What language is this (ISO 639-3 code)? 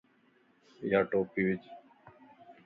lss